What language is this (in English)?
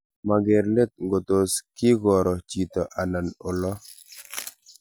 Kalenjin